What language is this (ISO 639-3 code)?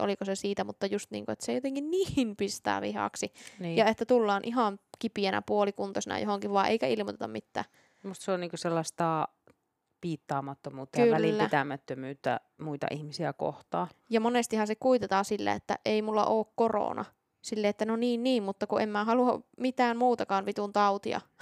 fin